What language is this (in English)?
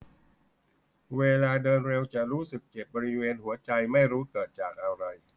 Thai